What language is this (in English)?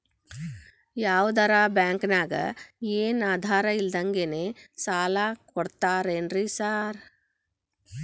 Kannada